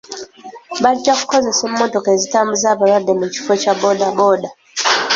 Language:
Ganda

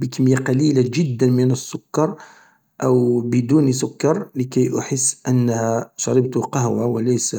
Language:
Algerian Arabic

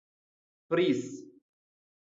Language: Malayalam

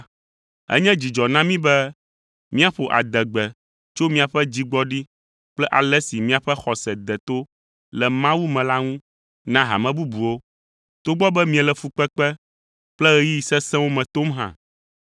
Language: Ewe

